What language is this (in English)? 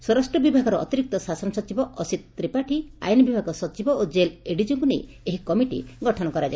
Odia